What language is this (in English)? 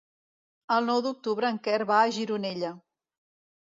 Catalan